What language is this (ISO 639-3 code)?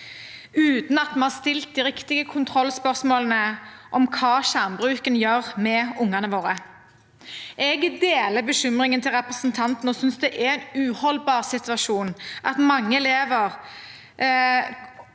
nor